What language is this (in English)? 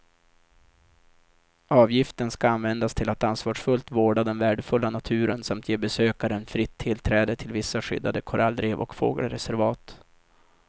Swedish